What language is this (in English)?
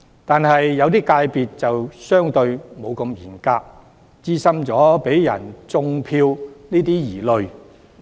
Cantonese